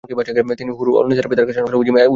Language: Bangla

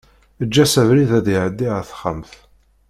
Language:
Kabyle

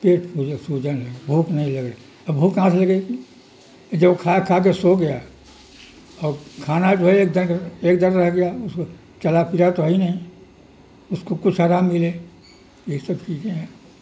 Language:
Urdu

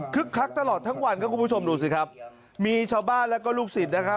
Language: Thai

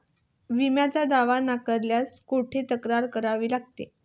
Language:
Marathi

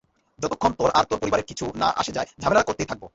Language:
Bangla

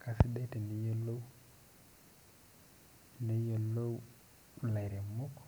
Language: Masai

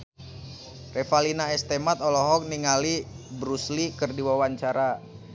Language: Sundanese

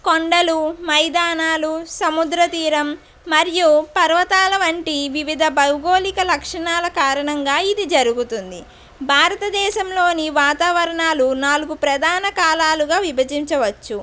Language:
Telugu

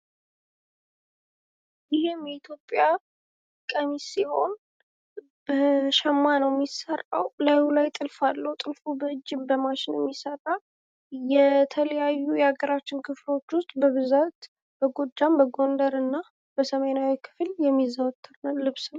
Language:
Amharic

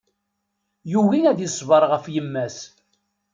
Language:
Kabyle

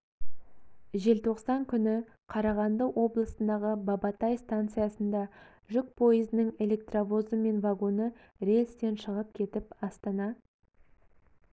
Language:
Kazakh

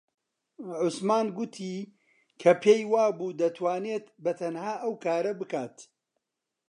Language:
Central Kurdish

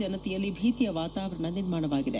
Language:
Kannada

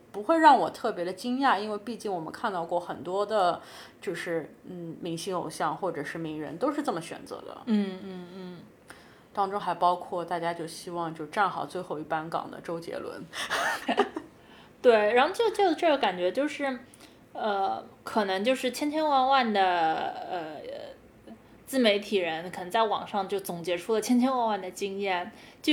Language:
Chinese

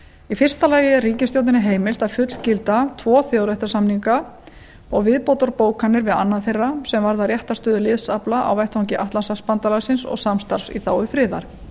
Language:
Icelandic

